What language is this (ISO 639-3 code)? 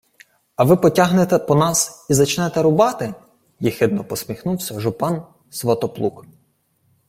ukr